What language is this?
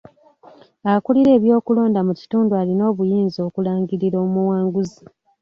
Ganda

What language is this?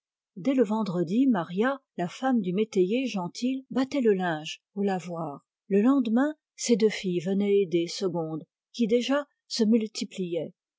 French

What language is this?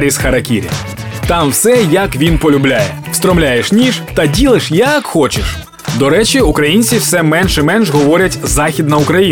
Ukrainian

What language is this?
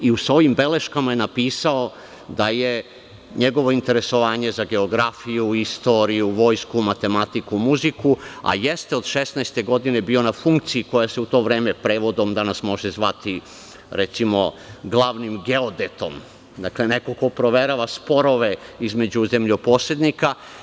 Serbian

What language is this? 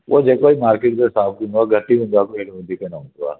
Sindhi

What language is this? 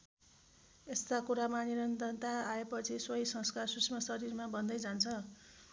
Nepali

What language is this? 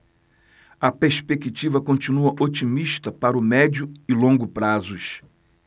Portuguese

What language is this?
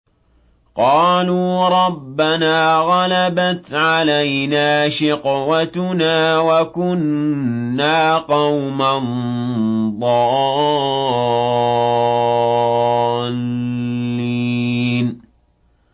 Arabic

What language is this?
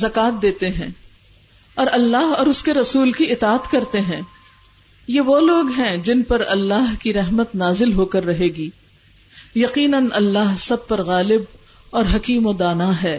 Urdu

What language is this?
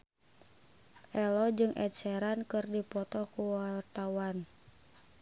Sundanese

